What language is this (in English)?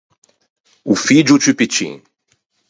Ligurian